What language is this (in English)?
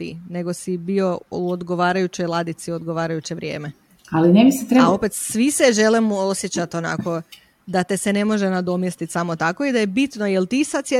Croatian